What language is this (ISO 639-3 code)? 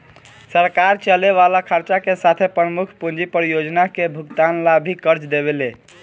bho